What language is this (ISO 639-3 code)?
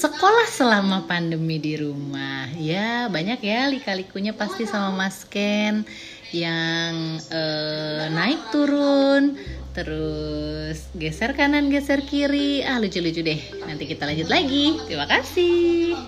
ind